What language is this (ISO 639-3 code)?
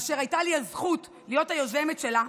heb